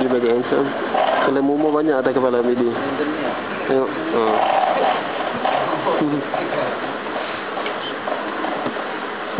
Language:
Malay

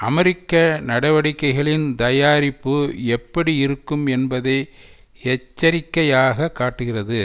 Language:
Tamil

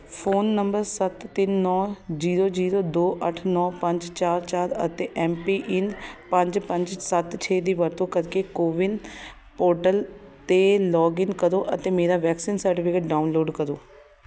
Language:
Punjabi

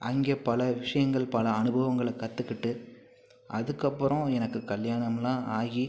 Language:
Tamil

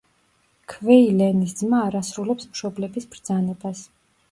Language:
Georgian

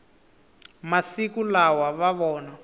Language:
Tsonga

